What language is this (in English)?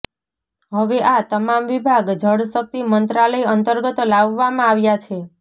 Gujarati